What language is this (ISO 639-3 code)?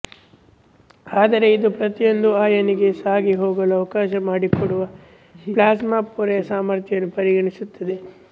kan